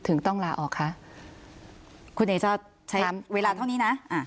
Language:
Thai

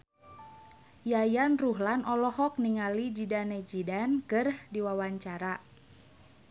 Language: Sundanese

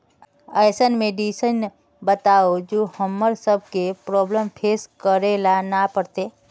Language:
Magahi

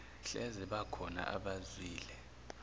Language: Zulu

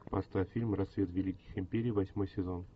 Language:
Russian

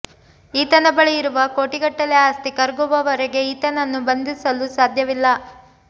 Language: Kannada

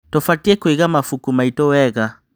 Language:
Kikuyu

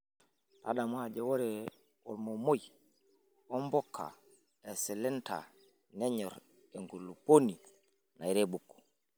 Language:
Masai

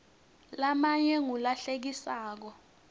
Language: Swati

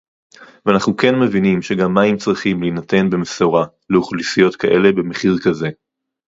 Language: Hebrew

